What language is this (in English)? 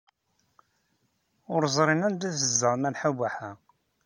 Kabyle